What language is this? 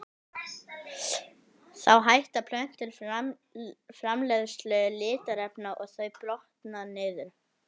Icelandic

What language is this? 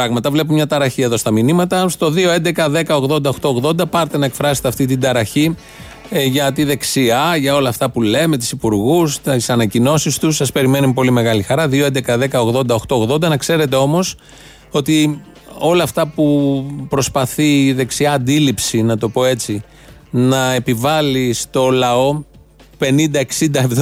Greek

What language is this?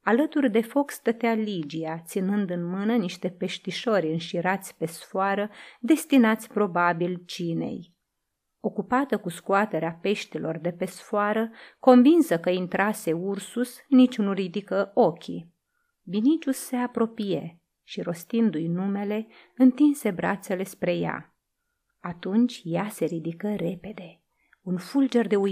Romanian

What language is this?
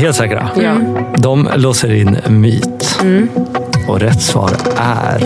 Swedish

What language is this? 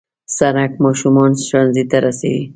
Pashto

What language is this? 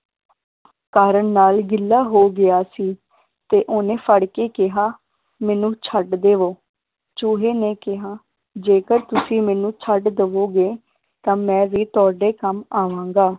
Punjabi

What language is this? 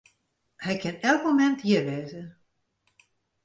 Western Frisian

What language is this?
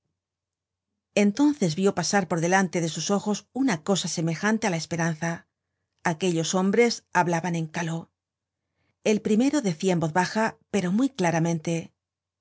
Spanish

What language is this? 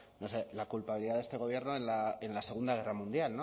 Spanish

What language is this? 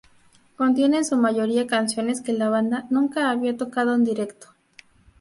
Spanish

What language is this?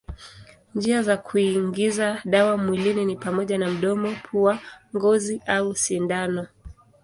Swahili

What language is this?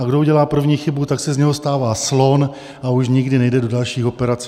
Czech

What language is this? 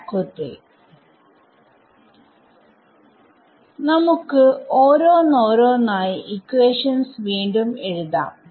Malayalam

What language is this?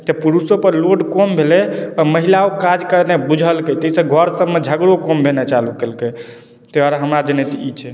Maithili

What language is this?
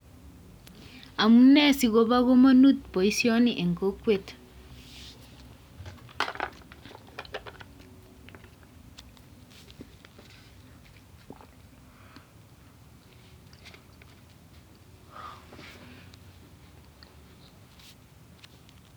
Kalenjin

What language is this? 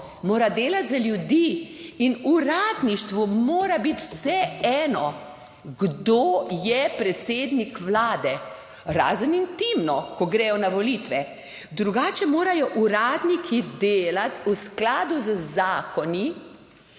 Slovenian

